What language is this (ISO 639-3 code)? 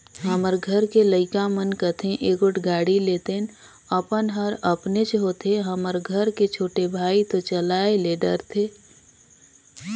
hne